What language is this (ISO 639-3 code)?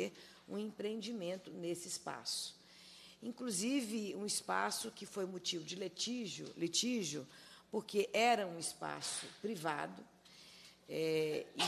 por